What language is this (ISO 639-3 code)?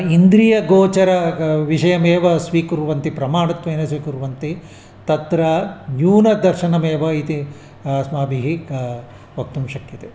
san